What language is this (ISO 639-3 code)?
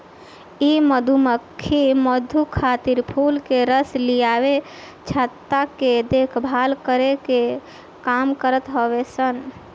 bho